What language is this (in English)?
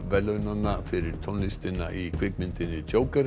Icelandic